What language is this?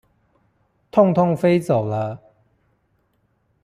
Chinese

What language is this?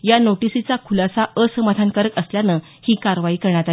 Marathi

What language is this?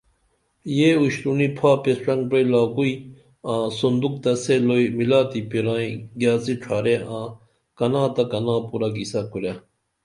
Dameli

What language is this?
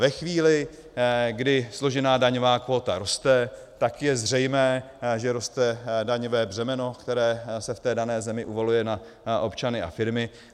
Czech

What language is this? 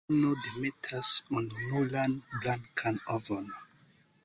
Esperanto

